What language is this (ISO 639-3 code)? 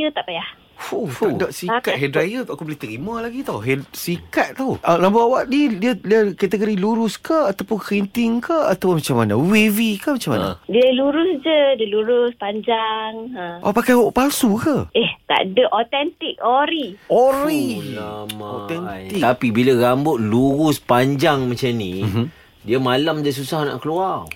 msa